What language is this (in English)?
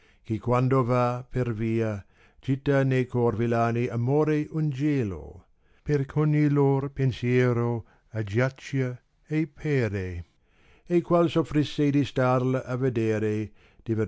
Italian